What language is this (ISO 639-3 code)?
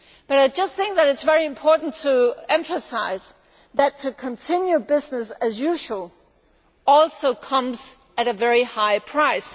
eng